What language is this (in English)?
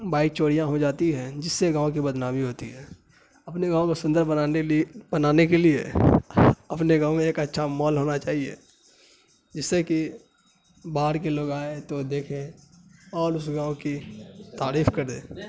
Urdu